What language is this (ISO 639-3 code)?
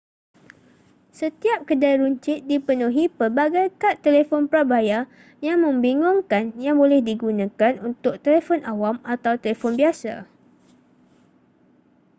msa